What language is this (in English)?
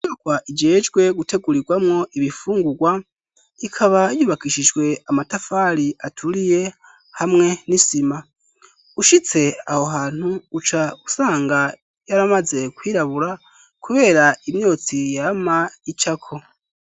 Rundi